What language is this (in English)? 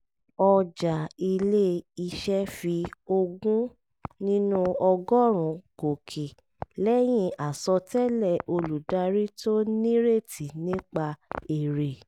Yoruba